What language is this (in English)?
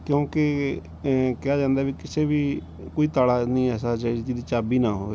Punjabi